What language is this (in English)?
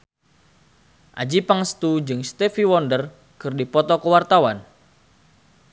Sundanese